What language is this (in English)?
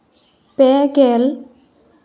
Santali